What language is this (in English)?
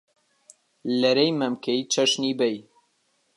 Central Kurdish